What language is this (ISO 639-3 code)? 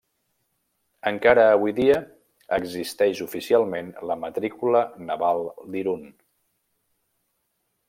cat